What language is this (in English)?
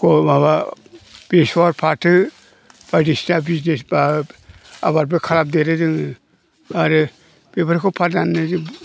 Bodo